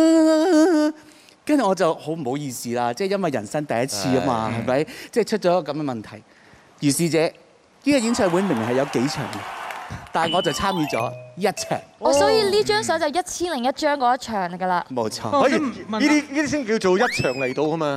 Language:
Chinese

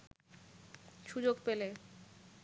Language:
Bangla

